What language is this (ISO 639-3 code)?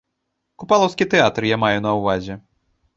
bel